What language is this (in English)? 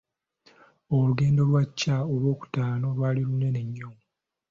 Ganda